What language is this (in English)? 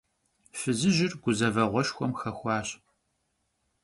Kabardian